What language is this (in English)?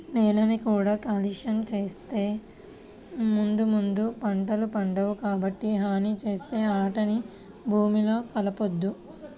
Telugu